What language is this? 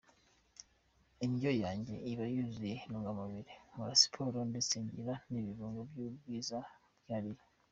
Kinyarwanda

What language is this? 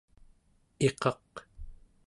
Central Yupik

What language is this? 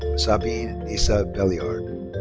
English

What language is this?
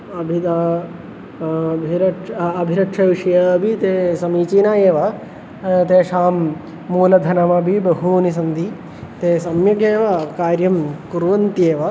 Sanskrit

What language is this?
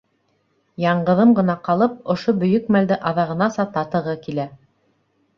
Bashkir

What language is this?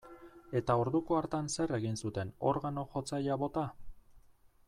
Basque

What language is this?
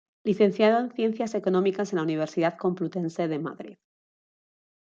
Spanish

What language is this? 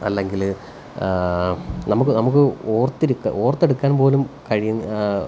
Malayalam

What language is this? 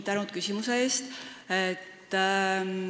Estonian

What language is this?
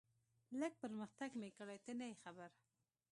Pashto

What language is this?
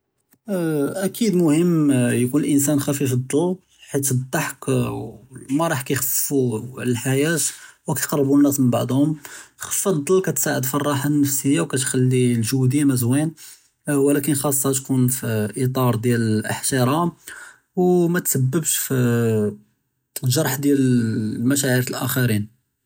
Judeo-Arabic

